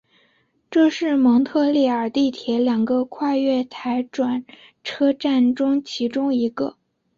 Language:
Chinese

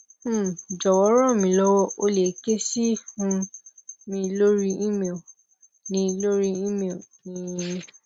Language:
Yoruba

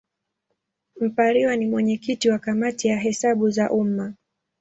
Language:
Swahili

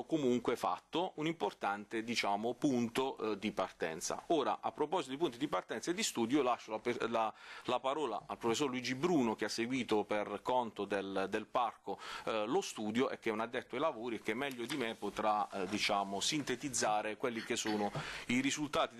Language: Italian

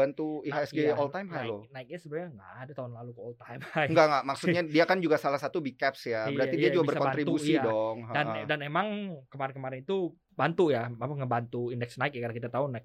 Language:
Indonesian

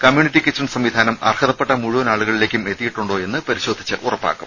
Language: Malayalam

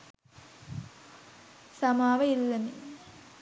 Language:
Sinhala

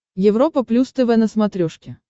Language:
Russian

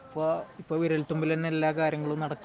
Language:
Malayalam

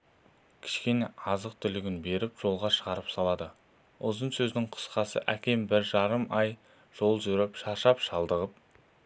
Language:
Kazakh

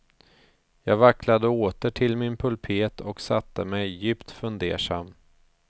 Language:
Swedish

